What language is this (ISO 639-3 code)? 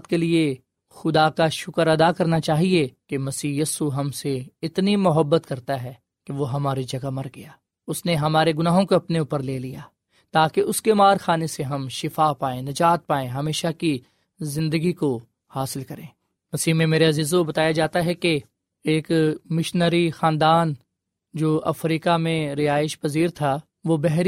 urd